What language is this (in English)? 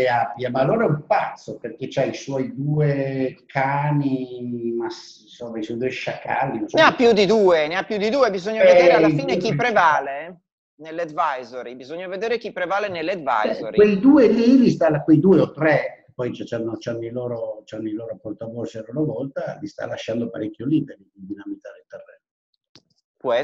Italian